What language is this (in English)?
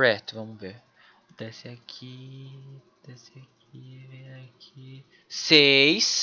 Portuguese